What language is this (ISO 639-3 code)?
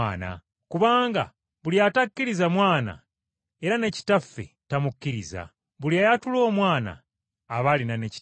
lug